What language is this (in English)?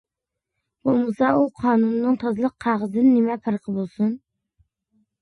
Uyghur